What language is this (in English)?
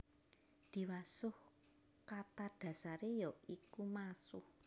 Javanese